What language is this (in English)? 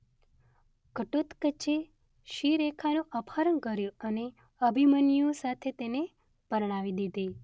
Gujarati